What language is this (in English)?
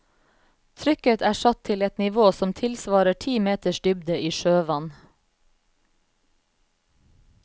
Norwegian